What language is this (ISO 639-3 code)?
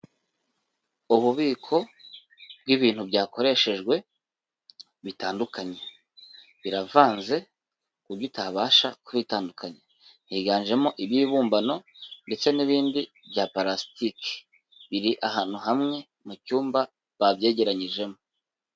kin